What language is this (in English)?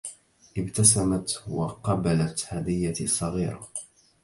Arabic